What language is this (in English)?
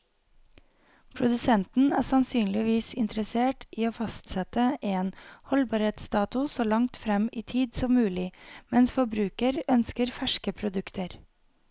Norwegian